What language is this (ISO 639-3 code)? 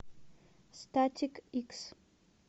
rus